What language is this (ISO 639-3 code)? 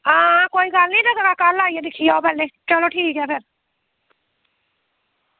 doi